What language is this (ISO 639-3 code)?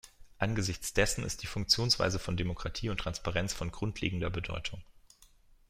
deu